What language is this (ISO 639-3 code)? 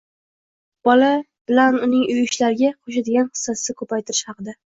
uzb